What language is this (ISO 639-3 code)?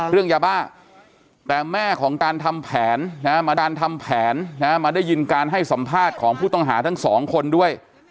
tha